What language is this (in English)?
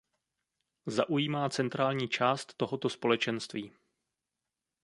Czech